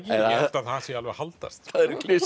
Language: Icelandic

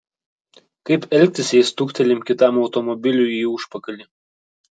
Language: Lithuanian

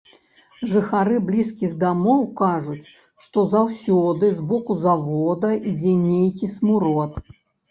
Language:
Belarusian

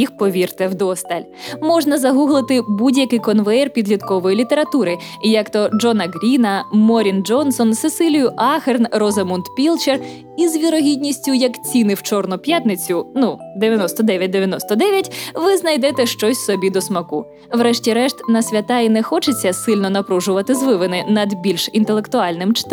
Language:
Ukrainian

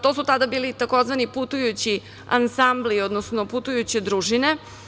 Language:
Serbian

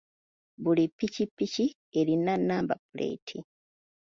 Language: Ganda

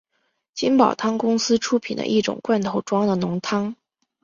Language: Chinese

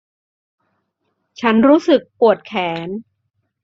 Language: Thai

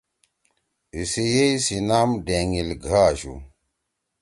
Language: Torwali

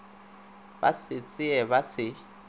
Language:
Northern Sotho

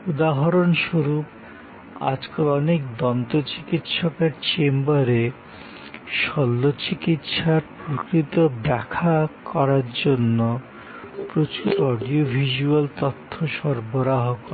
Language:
Bangla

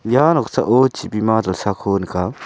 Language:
Garo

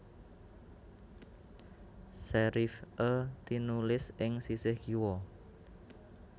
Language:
Javanese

